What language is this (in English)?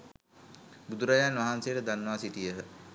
Sinhala